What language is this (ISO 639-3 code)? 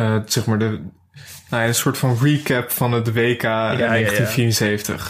nld